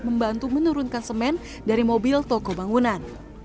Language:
Indonesian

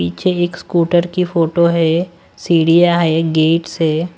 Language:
Hindi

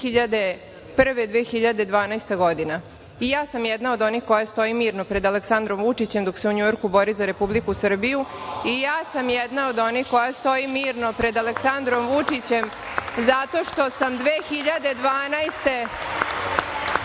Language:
Serbian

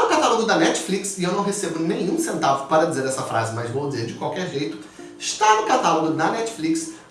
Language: Portuguese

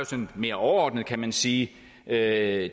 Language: Danish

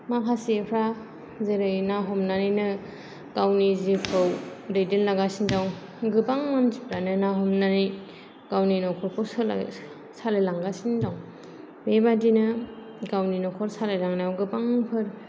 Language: Bodo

